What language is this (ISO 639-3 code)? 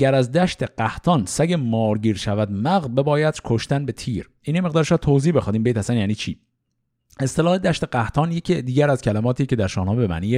fas